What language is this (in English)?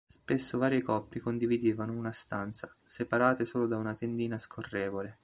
Italian